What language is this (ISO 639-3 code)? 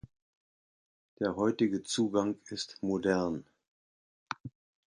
deu